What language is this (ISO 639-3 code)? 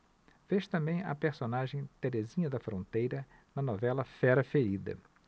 por